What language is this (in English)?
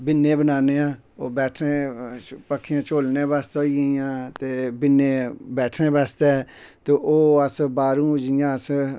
Dogri